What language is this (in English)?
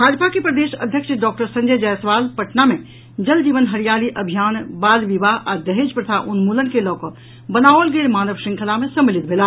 Maithili